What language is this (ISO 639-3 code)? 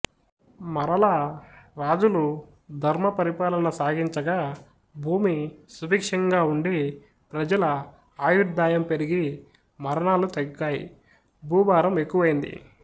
tel